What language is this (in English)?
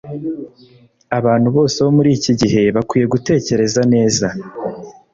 Kinyarwanda